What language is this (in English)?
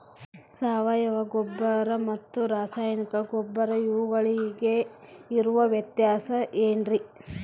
Kannada